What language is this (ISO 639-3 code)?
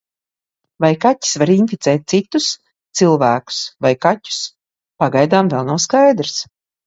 lav